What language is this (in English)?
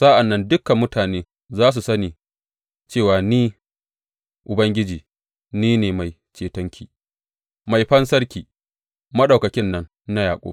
Hausa